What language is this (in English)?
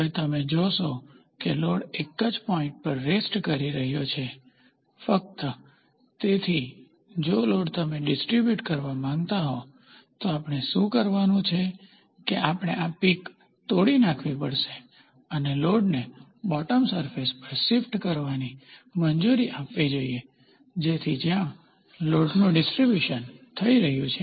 Gujarati